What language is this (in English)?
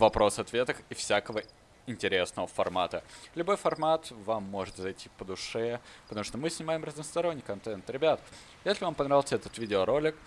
Russian